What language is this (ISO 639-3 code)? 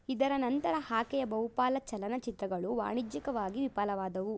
kan